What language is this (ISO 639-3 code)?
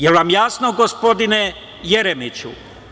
srp